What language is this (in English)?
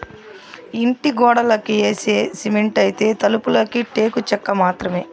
Telugu